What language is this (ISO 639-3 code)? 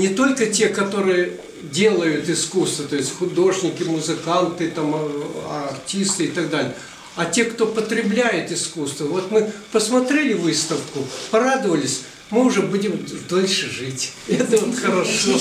rus